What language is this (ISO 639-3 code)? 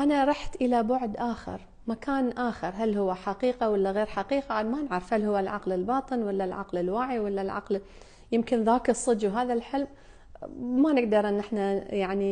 ara